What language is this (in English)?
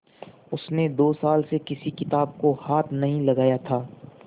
Hindi